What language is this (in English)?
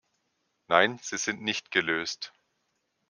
German